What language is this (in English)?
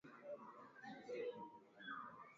Swahili